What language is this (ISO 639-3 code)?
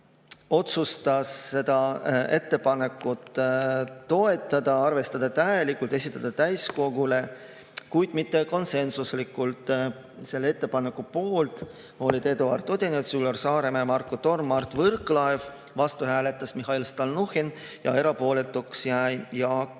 est